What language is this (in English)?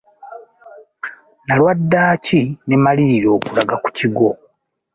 Ganda